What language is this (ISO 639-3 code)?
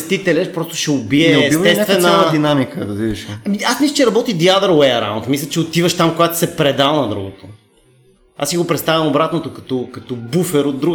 bul